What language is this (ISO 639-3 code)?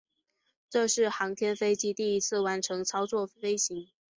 zho